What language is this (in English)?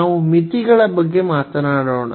Kannada